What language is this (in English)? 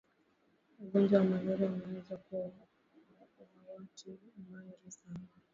Swahili